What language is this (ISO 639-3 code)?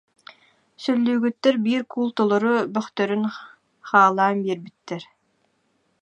sah